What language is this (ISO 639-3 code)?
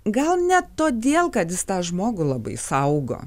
lit